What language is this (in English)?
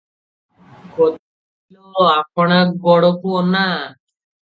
Odia